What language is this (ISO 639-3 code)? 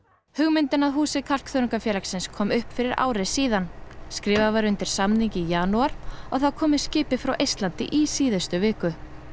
isl